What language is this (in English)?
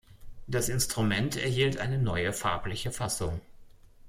German